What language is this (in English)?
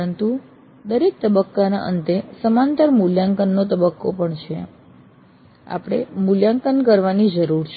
Gujarati